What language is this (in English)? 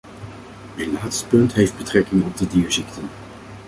Dutch